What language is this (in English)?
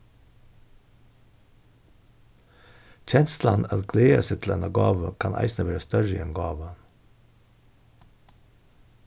Faroese